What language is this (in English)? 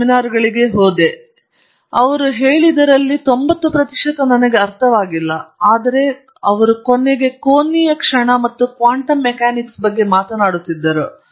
Kannada